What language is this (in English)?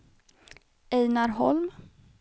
Swedish